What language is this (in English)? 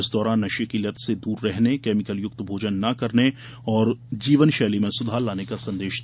Hindi